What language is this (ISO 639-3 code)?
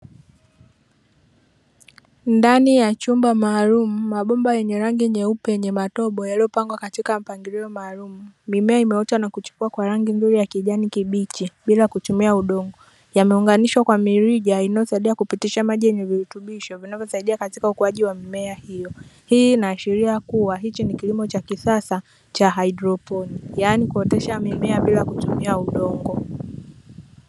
swa